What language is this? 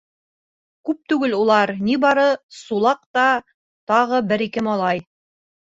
Bashkir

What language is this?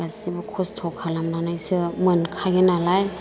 Bodo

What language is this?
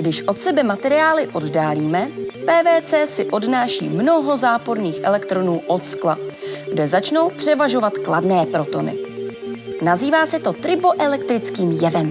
Czech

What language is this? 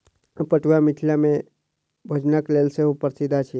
Maithili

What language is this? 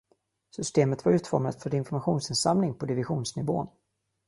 Swedish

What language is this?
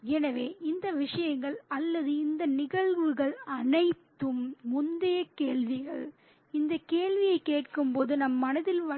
Tamil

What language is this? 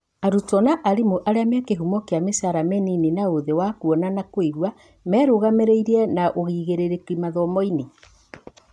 Kikuyu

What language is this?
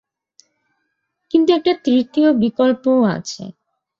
Bangla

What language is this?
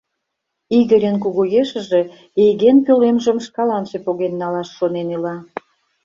Mari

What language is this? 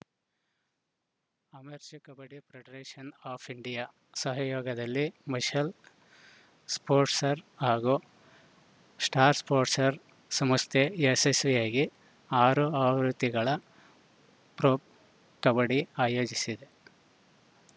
Kannada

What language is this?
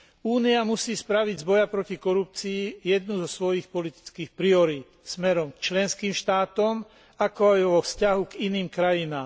Slovak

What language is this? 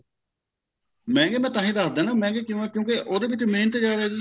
Punjabi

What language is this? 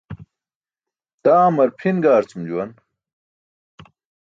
Burushaski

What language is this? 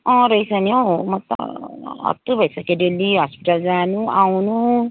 Nepali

